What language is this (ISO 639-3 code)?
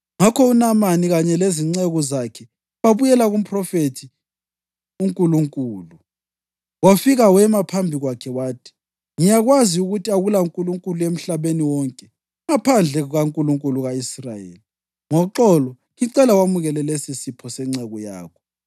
nde